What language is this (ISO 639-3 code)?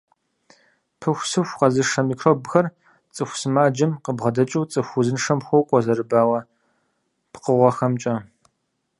kbd